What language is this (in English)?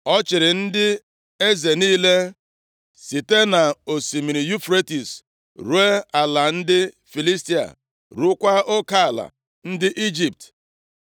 Igbo